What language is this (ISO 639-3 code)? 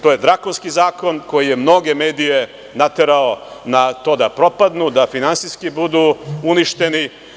srp